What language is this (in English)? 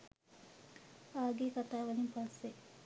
Sinhala